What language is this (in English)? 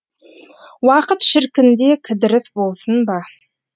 Kazakh